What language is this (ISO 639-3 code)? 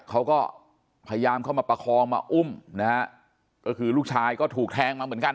tha